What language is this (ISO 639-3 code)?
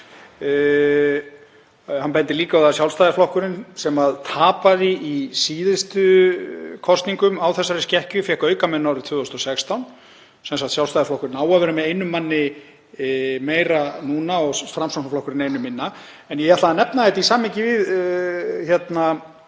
isl